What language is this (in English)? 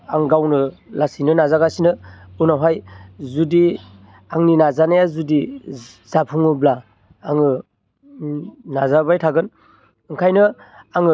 Bodo